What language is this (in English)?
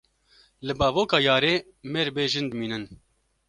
Kurdish